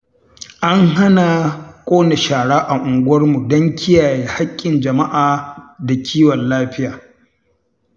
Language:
Hausa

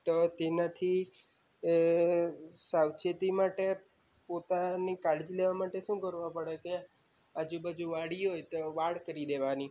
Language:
Gujarati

